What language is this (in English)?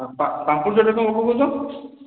Odia